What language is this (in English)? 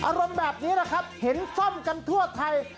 Thai